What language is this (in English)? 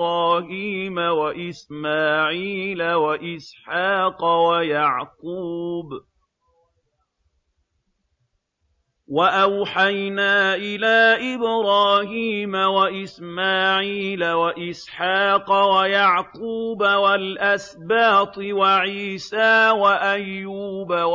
Arabic